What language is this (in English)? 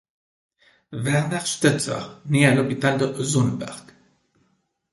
French